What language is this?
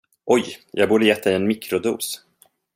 Swedish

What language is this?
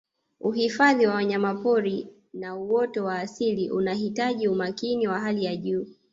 Swahili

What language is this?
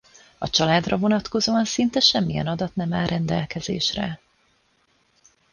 Hungarian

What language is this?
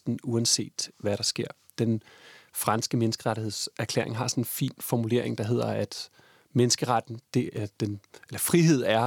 Danish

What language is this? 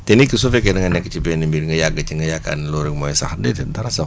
Wolof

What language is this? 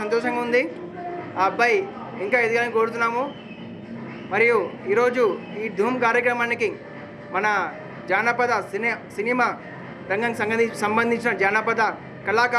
Hindi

